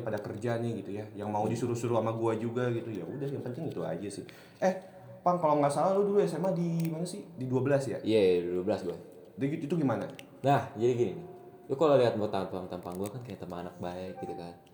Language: Indonesian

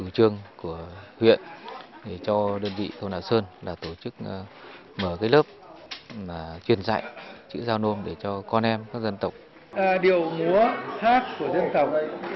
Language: Vietnamese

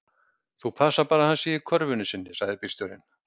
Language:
Icelandic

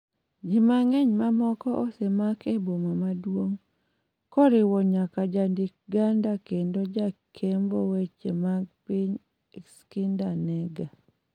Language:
Luo (Kenya and Tanzania)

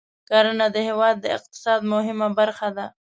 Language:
Pashto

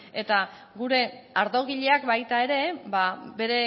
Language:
Basque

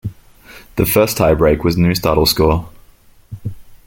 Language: English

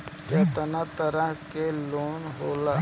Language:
Bhojpuri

